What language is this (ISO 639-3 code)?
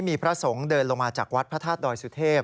tha